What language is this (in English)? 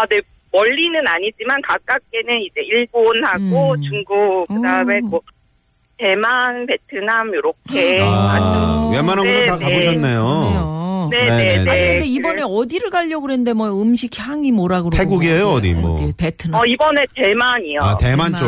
Korean